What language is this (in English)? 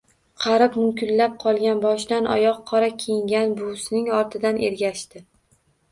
Uzbek